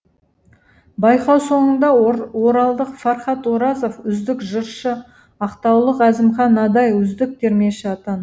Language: Kazakh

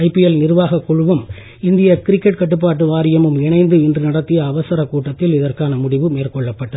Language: Tamil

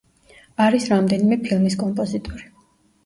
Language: Georgian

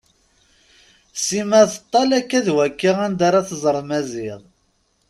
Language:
Kabyle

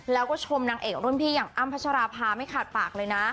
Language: Thai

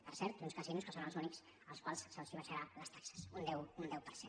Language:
Catalan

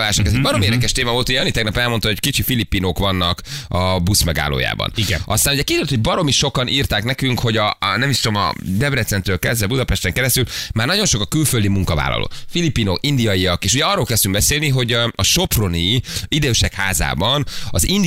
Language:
Hungarian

